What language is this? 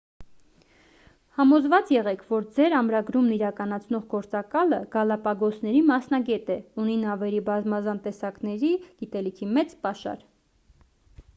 Armenian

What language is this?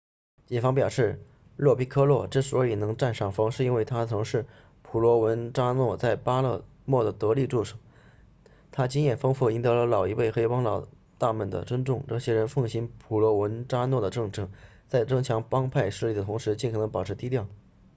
Chinese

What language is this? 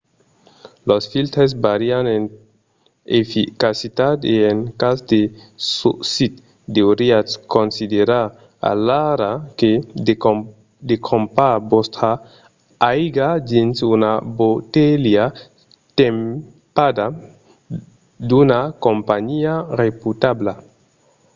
Occitan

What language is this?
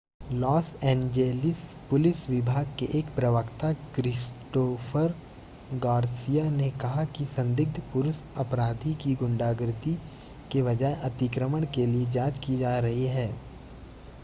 Hindi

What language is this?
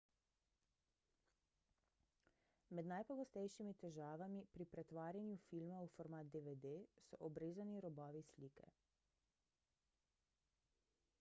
Slovenian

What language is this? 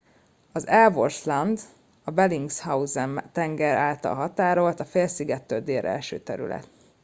Hungarian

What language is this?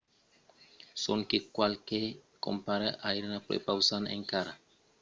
Occitan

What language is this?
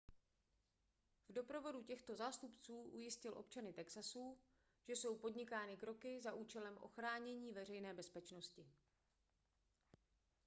Czech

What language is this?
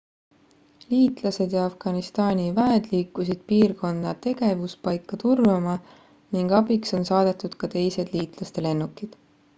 Estonian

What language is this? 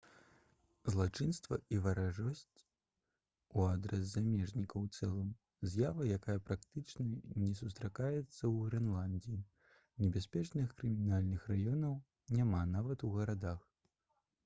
Belarusian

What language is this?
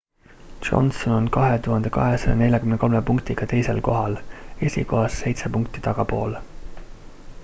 Estonian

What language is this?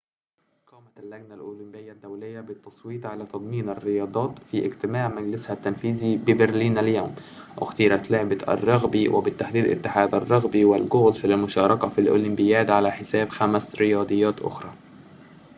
Arabic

